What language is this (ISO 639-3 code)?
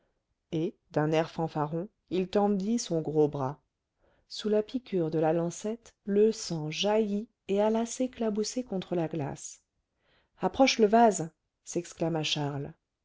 fra